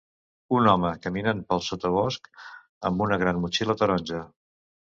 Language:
Catalan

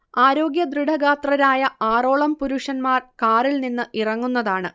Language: Malayalam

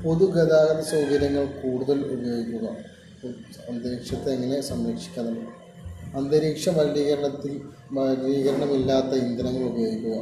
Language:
Malayalam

